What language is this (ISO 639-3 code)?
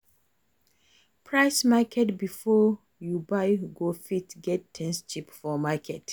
pcm